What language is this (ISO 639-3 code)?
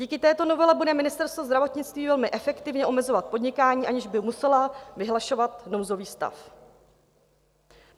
ces